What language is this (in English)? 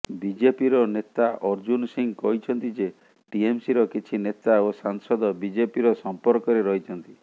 Odia